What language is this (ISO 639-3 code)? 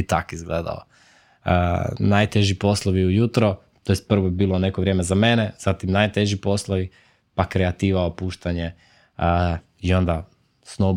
hrv